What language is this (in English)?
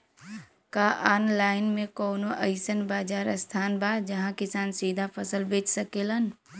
Bhojpuri